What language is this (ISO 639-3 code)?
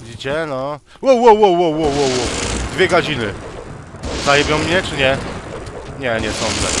pol